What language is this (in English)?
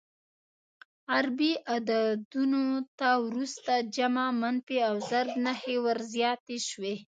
Pashto